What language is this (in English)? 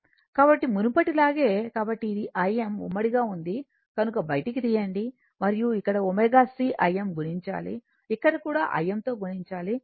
Telugu